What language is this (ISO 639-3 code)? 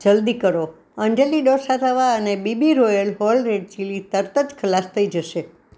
guj